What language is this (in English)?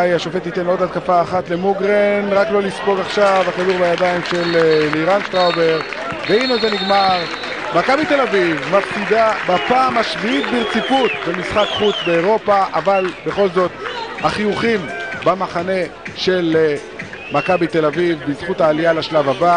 Hebrew